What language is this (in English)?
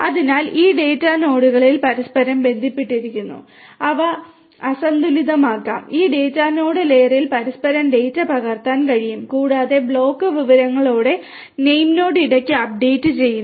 Malayalam